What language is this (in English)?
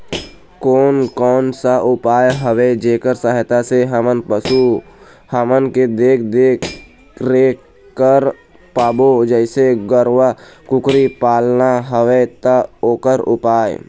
Chhattisgarhi